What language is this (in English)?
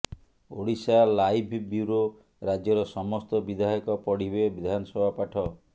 Odia